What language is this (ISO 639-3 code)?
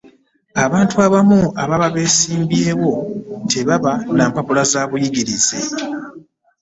lug